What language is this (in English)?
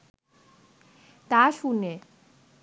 Bangla